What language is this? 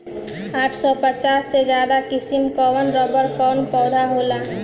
Bhojpuri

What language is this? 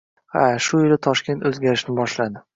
Uzbek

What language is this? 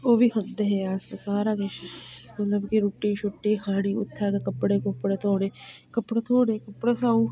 Dogri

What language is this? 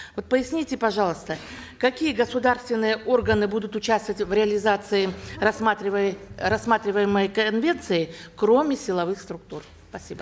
Kazakh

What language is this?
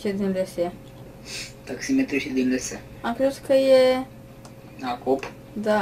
Romanian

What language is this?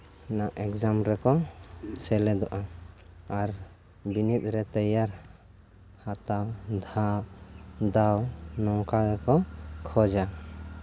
Santali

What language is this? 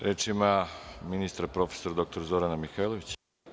Serbian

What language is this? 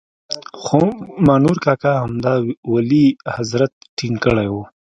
Pashto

